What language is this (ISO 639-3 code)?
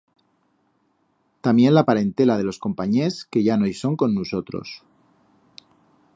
arg